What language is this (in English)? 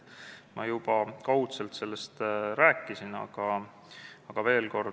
Estonian